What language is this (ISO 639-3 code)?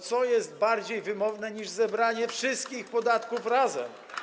pol